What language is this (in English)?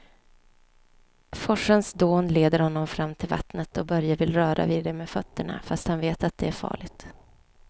Swedish